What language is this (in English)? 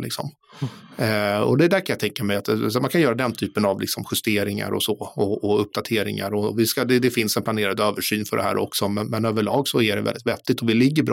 Swedish